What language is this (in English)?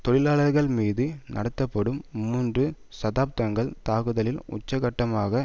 Tamil